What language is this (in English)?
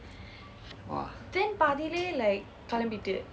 English